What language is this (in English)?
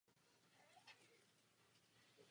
Czech